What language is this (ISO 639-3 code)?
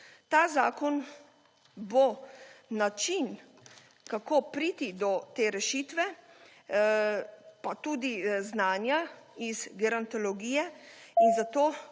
slv